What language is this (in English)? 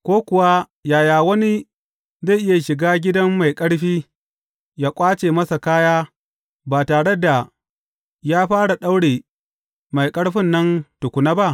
Hausa